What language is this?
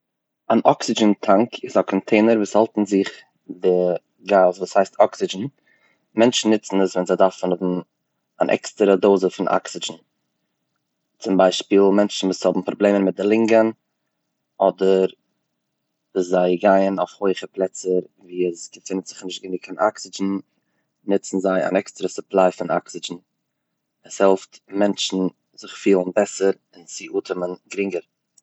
Yiddish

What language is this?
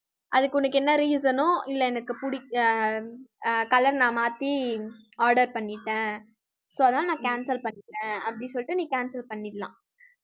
Tamil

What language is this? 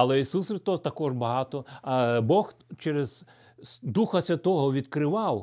Ukrainian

